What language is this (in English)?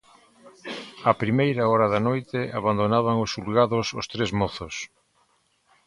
Galician